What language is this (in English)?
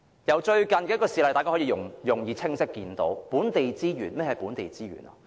Cantonese